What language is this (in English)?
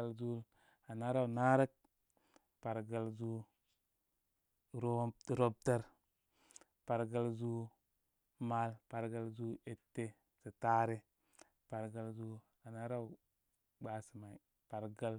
Koma